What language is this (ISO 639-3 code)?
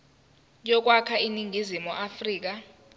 zul